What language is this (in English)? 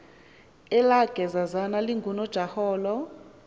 Xhosa